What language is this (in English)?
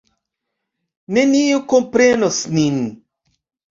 Esperanto